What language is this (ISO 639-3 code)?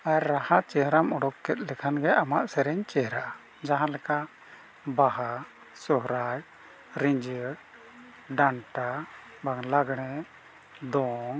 sat